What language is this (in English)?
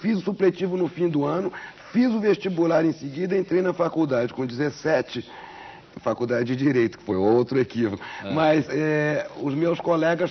Portuguese